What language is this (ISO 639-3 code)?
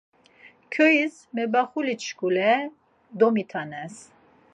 lzz